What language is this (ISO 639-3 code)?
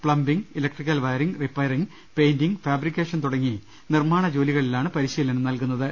mal